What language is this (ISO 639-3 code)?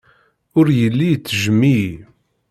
kab